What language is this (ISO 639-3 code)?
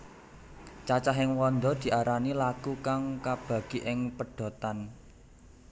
jav